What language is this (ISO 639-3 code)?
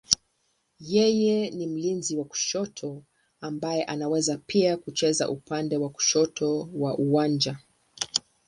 swa